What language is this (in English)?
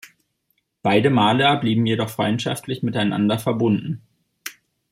German